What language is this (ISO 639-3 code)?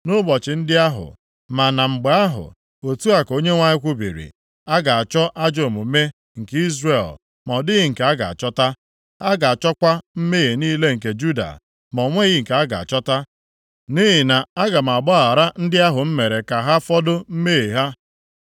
ibo